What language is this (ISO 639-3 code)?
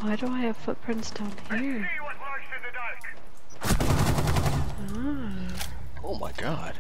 eng